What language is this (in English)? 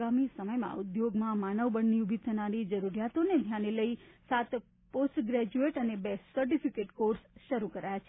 Gujarati